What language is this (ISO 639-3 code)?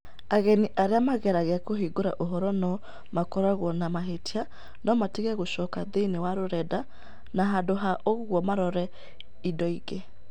kik